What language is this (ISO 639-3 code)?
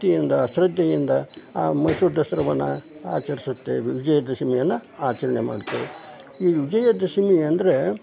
kan